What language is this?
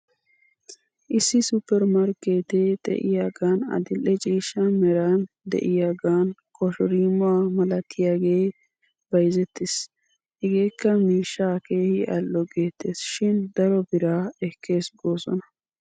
Wolaytta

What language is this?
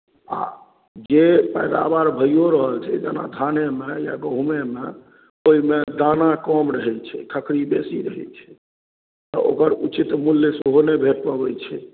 Maithili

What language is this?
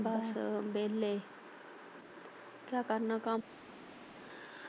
Punjabi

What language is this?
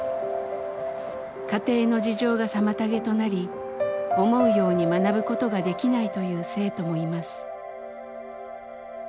Japanese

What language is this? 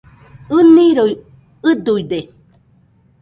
Nüpode Huitoto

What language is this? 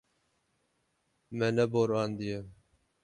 Kurdish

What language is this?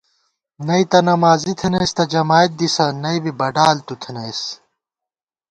Gawar-Bati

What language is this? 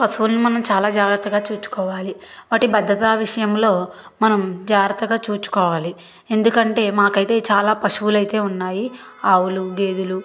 Telugu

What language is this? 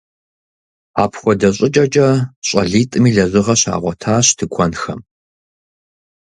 Kabardian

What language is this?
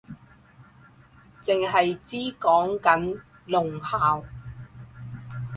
Cantonese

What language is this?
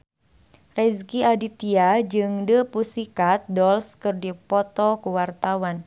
Sundanese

